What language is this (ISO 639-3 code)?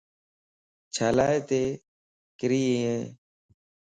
lss